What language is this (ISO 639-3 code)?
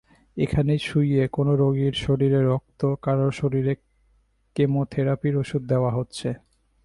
ben